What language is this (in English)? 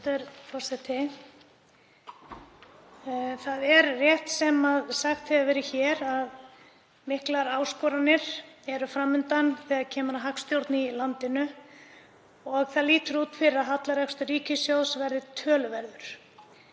Icelandic